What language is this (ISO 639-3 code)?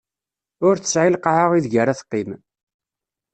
kab